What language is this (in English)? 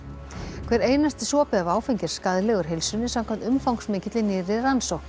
Icelandic